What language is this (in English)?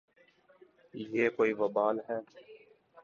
Urdu